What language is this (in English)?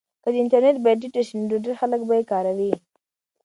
Pashto